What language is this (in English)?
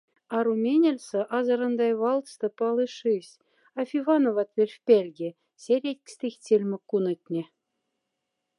Moksha